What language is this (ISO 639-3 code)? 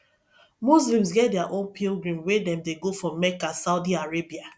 pcm